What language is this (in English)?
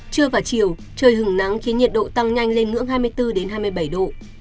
Vietnamese